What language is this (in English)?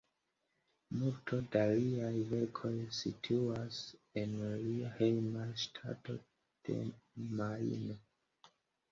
Esperanto